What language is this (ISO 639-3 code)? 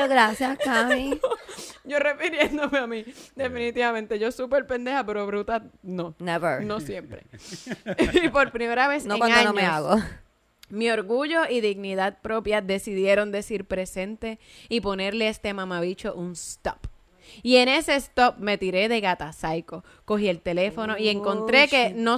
spa